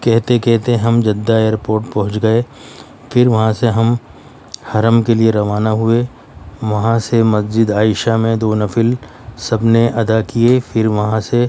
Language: Urdu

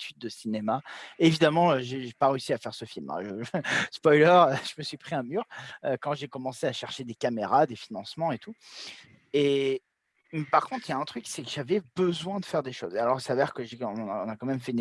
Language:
French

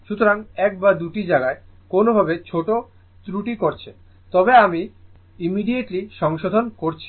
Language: Bangla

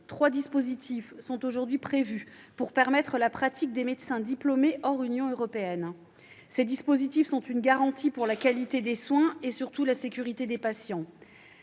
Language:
French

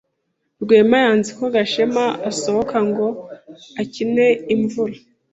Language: Kinyarwanda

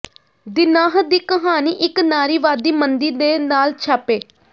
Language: Punjabi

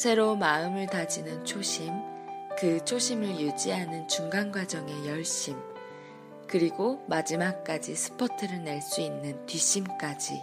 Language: Korean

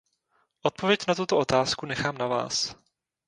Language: Czech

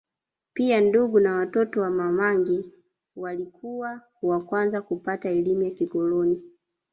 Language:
Swahili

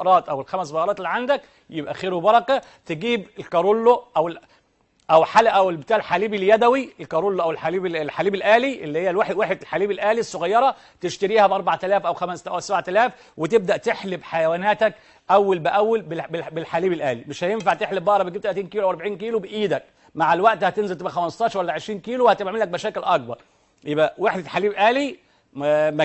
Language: Arabic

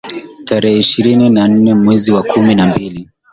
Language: Swahili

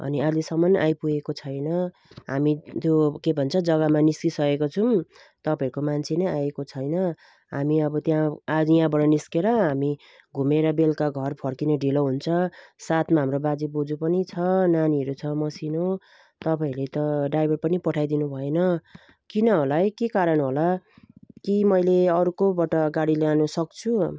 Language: Nepali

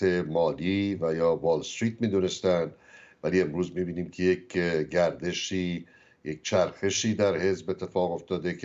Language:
Persian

